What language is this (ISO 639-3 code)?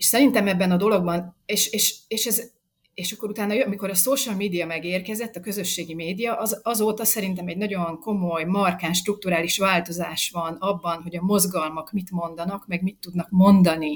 hun